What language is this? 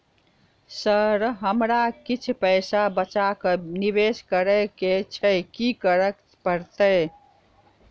Maithili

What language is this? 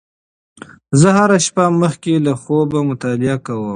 Pashto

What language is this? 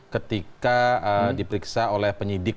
Indonesian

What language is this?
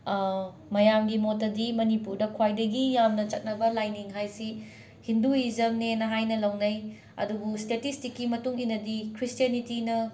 Manipuri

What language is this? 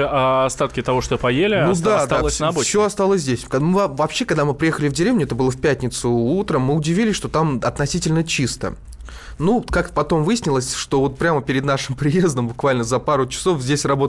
Russian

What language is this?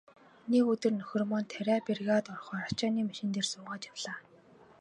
Mongolian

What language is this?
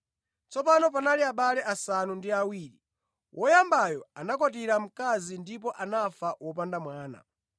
Nyanja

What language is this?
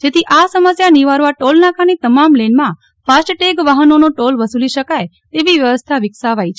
Gujarati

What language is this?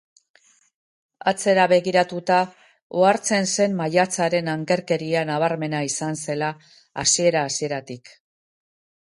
Basque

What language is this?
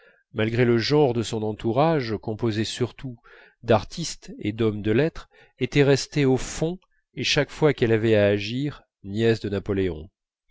French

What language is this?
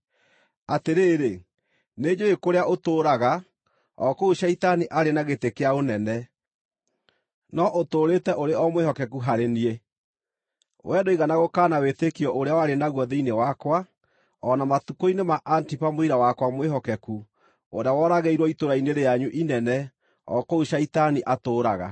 Kikuyu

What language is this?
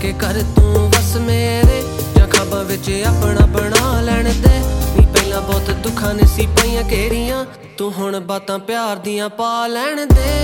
Punjabi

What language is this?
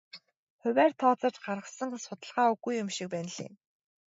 Mongolian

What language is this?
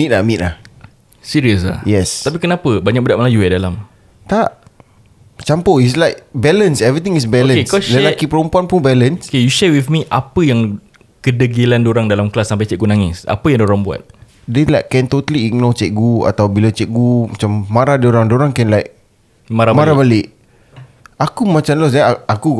Malay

